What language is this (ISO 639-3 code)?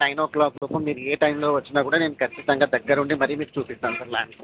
tel